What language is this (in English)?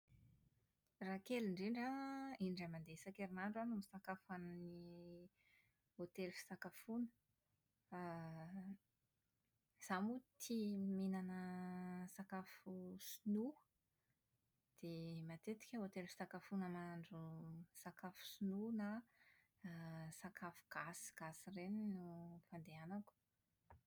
Malagasy